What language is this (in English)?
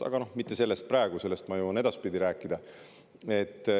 Estonian